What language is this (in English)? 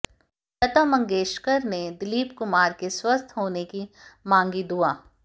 Hindi